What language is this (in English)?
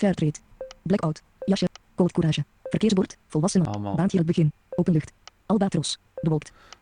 Dutch